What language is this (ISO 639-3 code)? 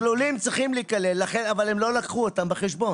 heb